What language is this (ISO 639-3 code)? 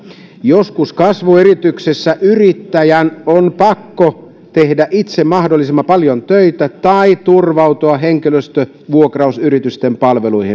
fin